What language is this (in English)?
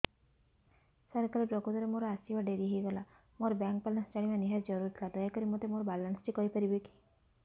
Odia